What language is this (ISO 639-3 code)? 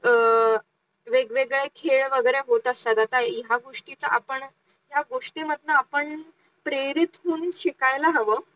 mar